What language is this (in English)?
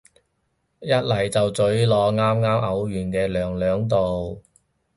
Cantonese